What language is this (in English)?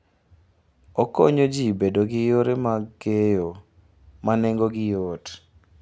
Luo (Kenya and Tanzania)